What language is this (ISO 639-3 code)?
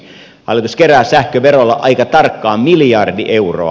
fin